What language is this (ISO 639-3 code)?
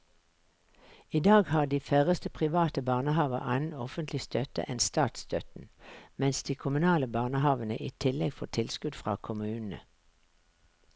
nor